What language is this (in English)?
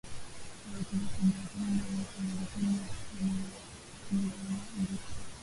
Swahili